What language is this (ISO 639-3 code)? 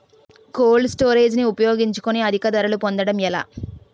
tel